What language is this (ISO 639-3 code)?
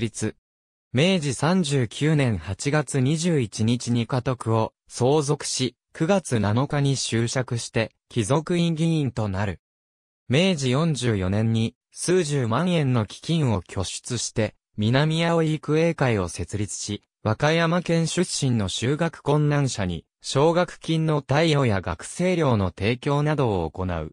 jpn